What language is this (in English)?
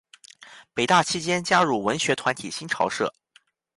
Chinese